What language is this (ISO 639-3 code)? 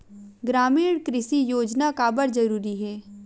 hne